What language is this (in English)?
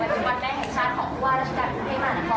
Thai